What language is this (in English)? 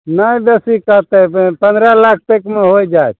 Maithili